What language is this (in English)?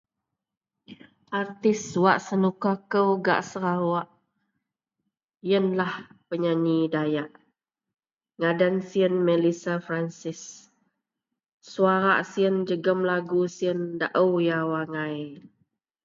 Central Melanau